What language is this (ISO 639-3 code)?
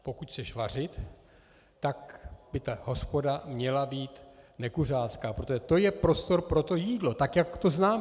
ces